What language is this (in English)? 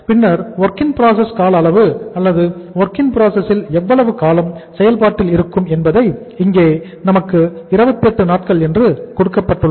Tamil